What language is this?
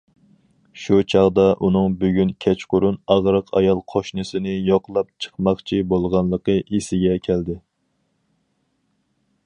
Uyghur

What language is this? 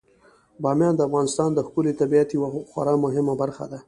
Pashto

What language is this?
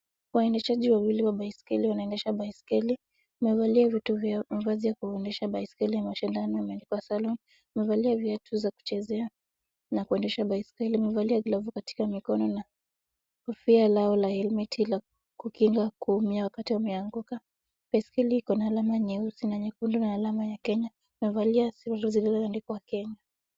Swahili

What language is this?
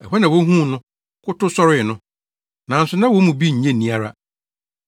Akan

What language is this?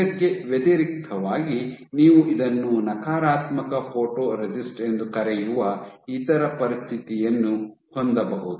Kannada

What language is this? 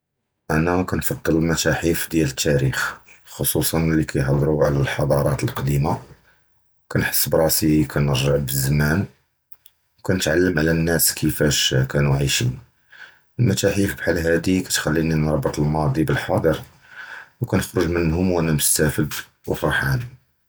Judeo-Arabic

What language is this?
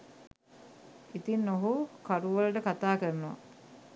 Sinhala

